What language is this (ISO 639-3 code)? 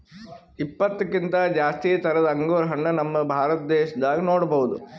kan